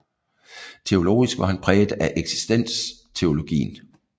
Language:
Danish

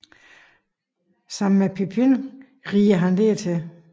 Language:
Danish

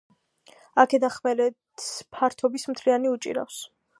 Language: Georgian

